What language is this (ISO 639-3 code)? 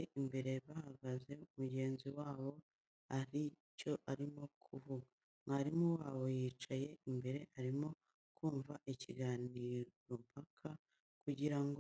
kin